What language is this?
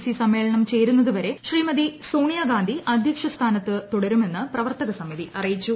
Malayalam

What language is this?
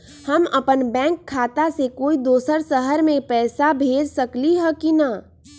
Magahi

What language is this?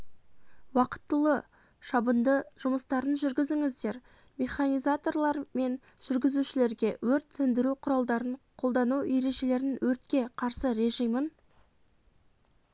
Kazakh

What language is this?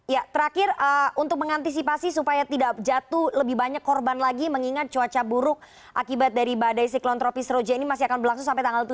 Indonesian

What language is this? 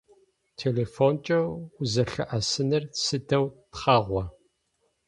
Adyghe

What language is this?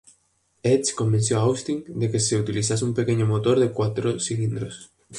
Spanish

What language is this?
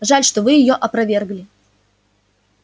Russian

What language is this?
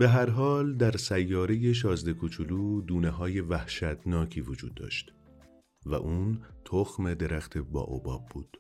Persian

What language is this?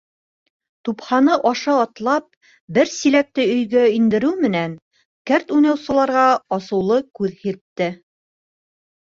Bashkir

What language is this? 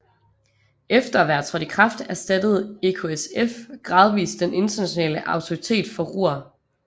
Danish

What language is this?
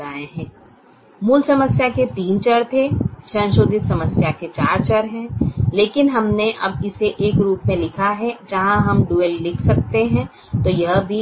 Hindi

